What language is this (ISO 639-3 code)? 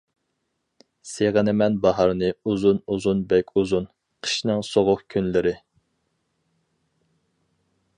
uig